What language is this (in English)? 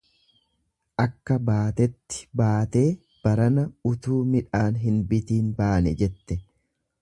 Oromo